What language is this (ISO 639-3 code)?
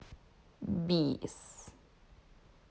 rus